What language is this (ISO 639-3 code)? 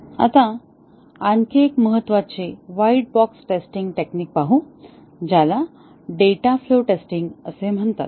mar